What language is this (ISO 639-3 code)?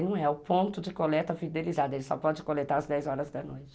por